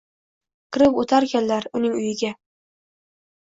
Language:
Uzbek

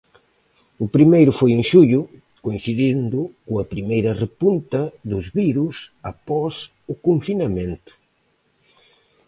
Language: Galician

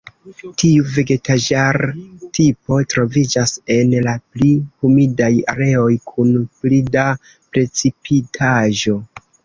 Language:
Esperanto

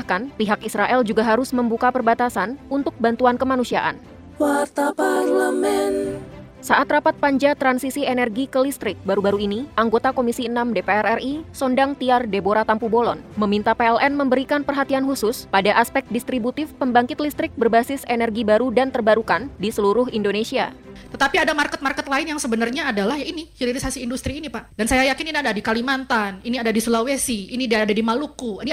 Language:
Indonesian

